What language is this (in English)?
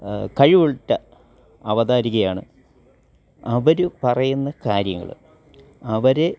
Malayalam